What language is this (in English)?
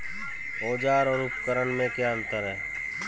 Hindi